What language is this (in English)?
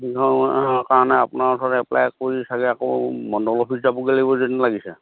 Assamese